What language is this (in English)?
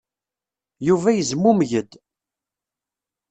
Kabyle